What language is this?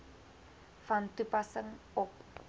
Afrikaans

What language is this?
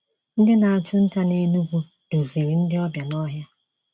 Igbo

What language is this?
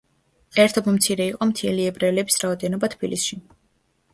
Georgian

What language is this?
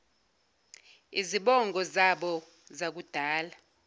Zulu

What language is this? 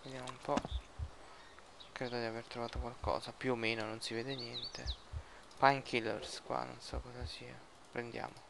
Italian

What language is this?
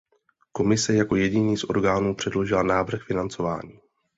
Czech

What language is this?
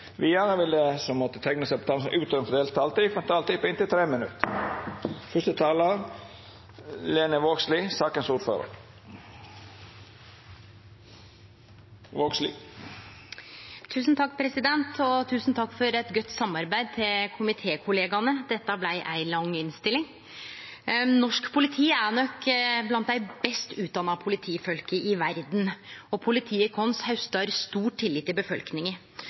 Norwegian Nynorsk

